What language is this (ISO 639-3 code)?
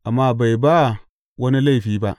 hau